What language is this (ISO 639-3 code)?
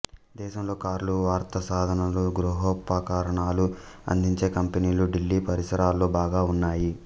tel